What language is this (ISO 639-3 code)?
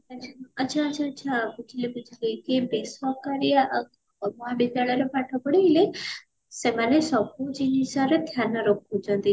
ori